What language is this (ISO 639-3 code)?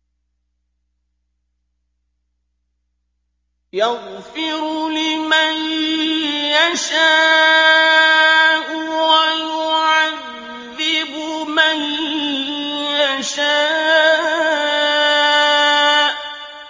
ara